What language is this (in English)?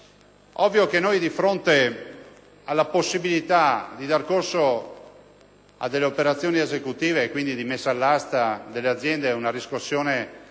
Italian